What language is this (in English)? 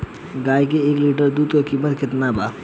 Bhojpuri